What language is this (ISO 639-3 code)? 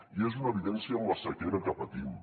cat